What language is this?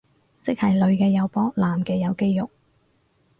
Cantonese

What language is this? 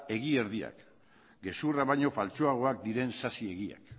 Basque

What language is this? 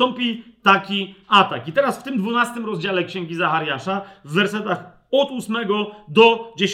Polish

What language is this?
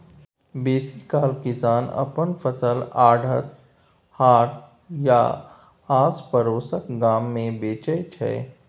Maithili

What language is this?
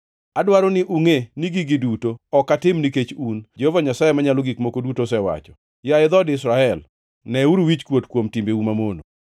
Luo (Kenya and Tanzania)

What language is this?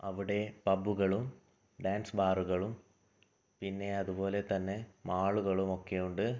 Malayalam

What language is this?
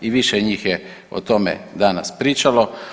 Croatian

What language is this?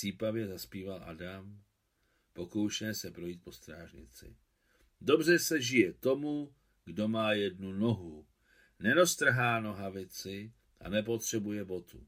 Czech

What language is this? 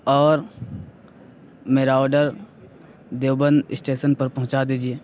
Urdu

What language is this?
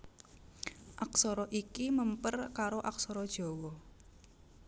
Javanese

